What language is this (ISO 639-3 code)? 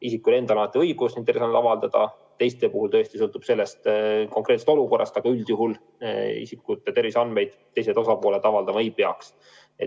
est